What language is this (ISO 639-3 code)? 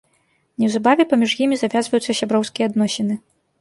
bel